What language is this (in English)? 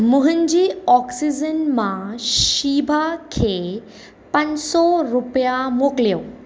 Sindhi